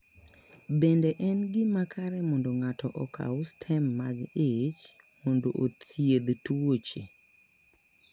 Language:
Luo (Kenya and Tanzania)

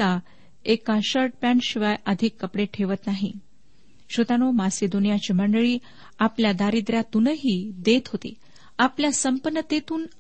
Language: Marathi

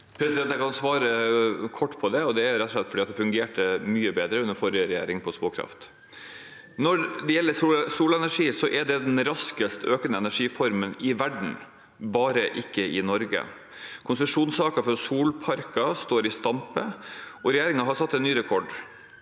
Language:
Norwegian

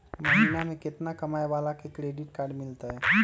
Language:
Magahi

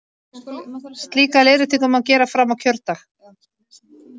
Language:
Icelandic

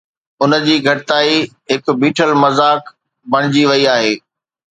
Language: Sindhi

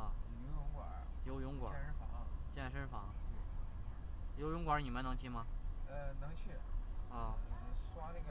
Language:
Chinese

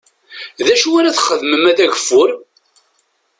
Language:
Kabyle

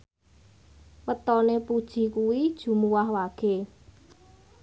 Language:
Javanese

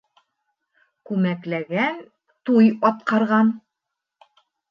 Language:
Bashkir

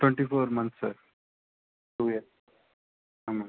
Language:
Tamil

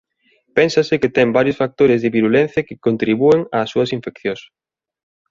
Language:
Galician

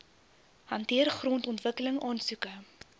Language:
Afrikaans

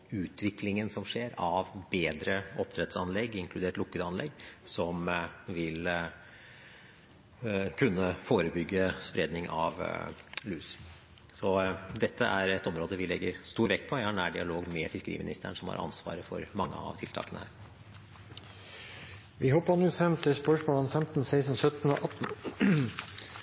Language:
Norwegian Bokmål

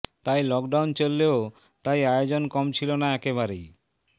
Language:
Bangla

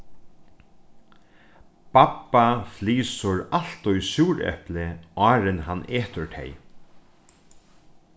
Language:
Faroese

